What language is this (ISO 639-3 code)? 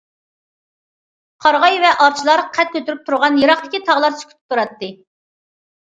uig